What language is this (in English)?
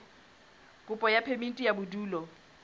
Southern Sotho